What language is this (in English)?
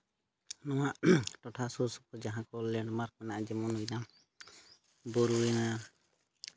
Santali